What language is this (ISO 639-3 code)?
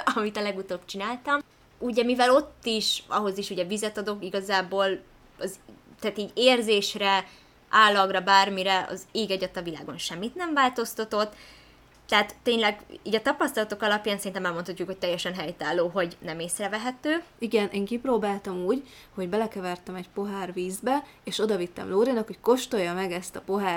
hun